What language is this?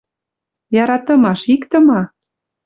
Western Mari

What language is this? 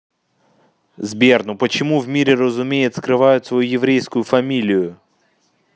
Russian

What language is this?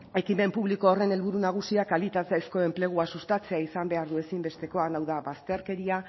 Basque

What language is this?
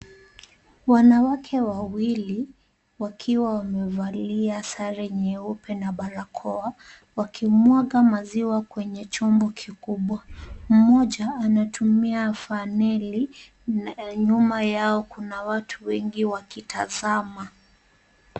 Swahili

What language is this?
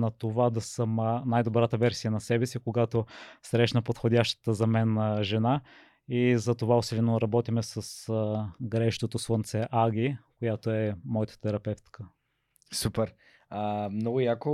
Bulgarian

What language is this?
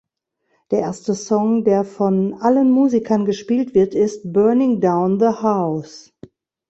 German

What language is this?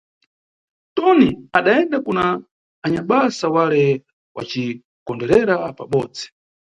Nyungwe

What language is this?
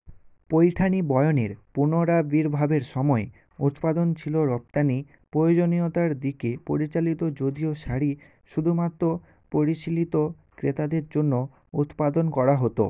Bangla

